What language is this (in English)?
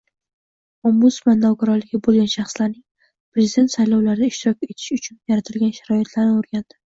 Uzbek